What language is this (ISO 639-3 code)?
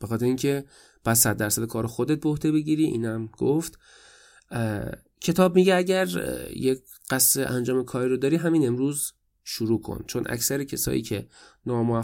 fas